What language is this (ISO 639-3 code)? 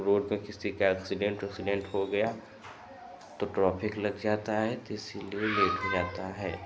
hin